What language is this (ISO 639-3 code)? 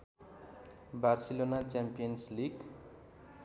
nep